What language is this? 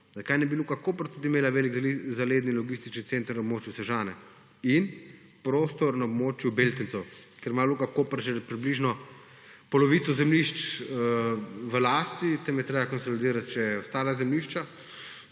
Slovenian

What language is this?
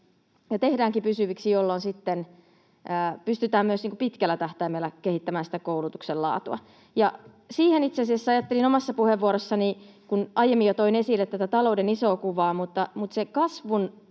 Finnish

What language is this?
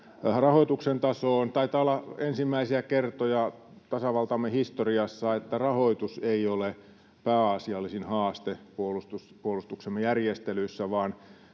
Finnish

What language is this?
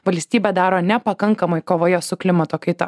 Lithuanian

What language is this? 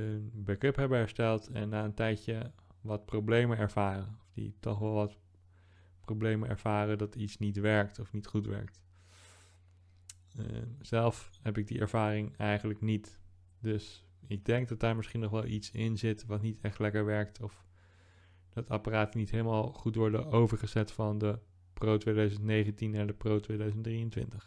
Dutch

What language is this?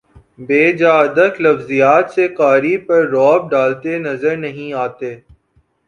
Urdu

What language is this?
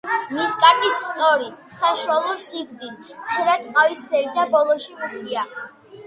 Georgian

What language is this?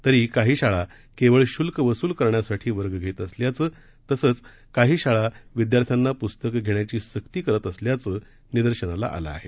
Marathi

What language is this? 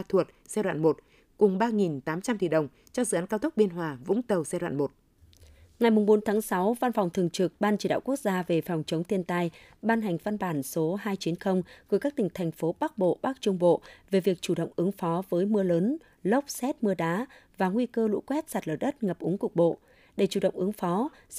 Vietnamese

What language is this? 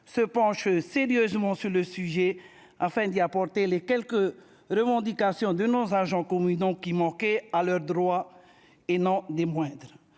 French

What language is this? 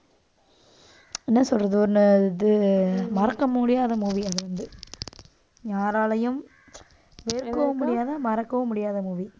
Tamil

